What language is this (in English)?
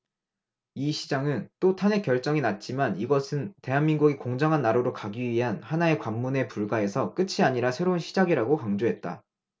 Korean